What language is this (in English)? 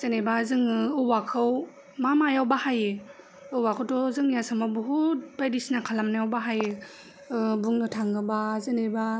Bodo